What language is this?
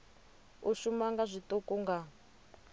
Venda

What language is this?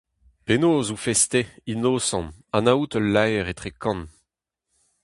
Breton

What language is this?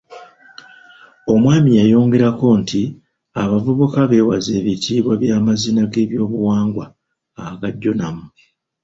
Ganda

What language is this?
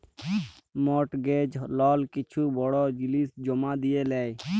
Bangla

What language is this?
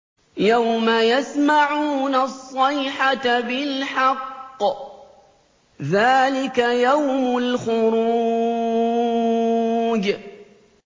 Arabic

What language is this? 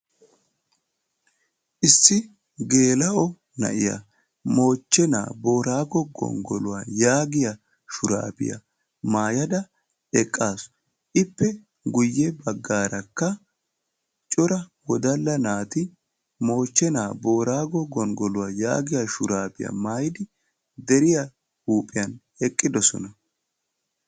Wolaytta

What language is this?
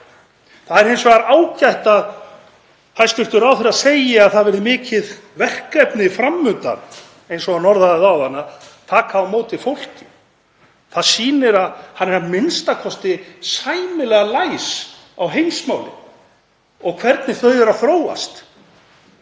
Icelandic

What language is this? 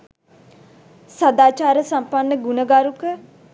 Sinhala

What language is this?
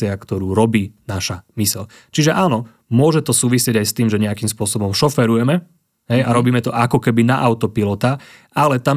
Slovak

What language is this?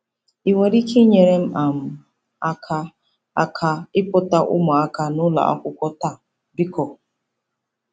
Igbo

